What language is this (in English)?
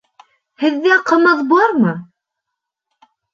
Bashkir